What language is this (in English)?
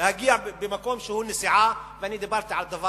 Hebrew